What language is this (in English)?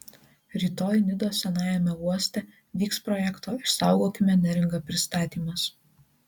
Lithuanian